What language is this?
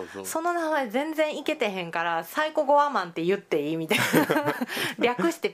Japanese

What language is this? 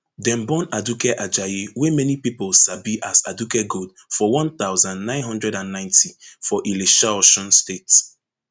Nigerian Pidgin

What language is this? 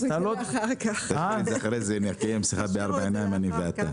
Hebrew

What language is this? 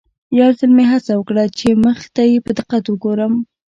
Pashto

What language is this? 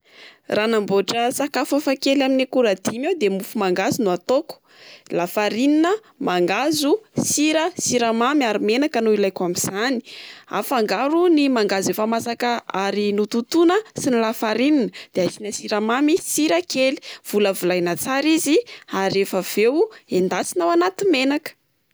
Malagasy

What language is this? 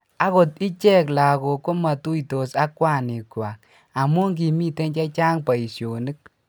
Kalenjin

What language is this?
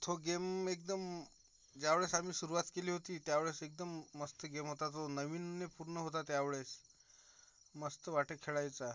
Marathi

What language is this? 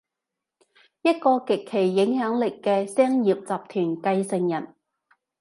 Cantonese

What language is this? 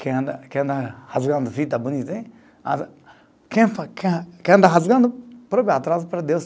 Portuguese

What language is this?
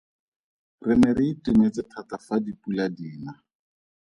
Tswana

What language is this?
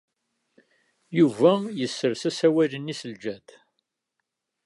Kabyle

